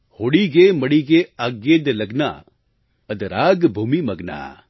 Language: Gujarati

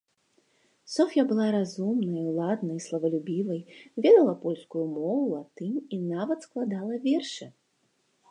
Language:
Belarusian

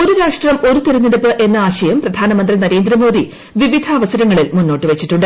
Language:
Malayalam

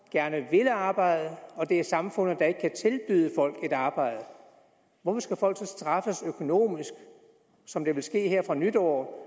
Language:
Danish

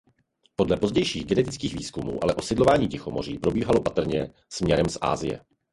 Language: Czech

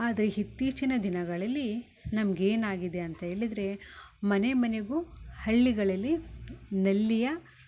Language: Kannada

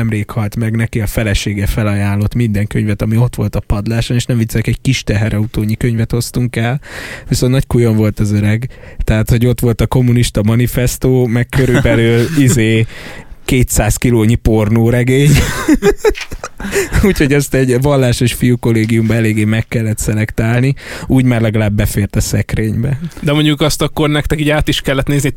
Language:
Hungarian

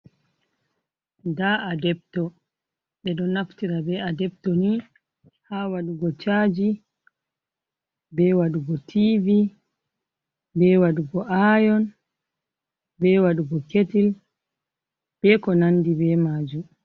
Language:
Fula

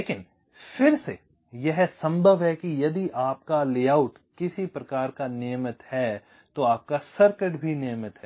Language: Hindi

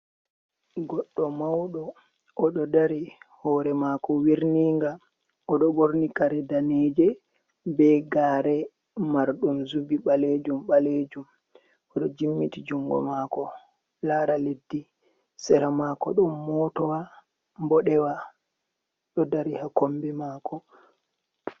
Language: Fula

